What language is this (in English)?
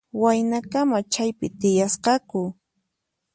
Puno Quechua